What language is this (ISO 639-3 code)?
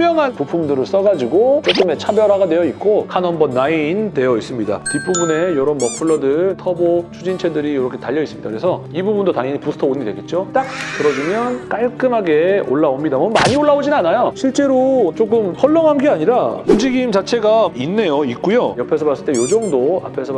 kor